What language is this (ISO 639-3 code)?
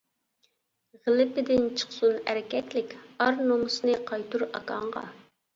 uig